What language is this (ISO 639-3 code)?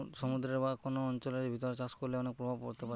ben